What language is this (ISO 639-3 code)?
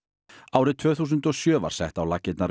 isl